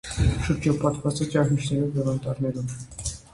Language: Armenian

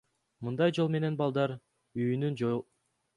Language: Kyrgyz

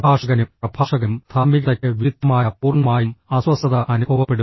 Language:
Malayalam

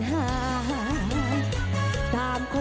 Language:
Thai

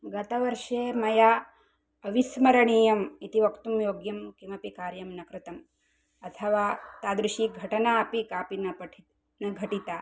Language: Sanskrit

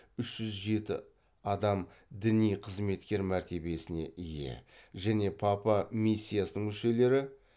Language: Kazakh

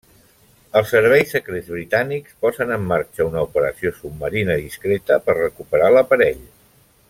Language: Catalan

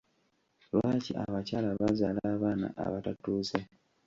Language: Ganda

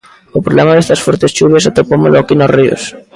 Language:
Galician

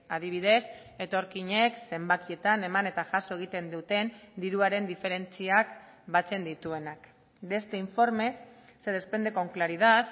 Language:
Basque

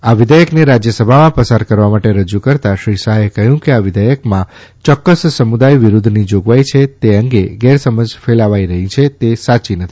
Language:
Gujarati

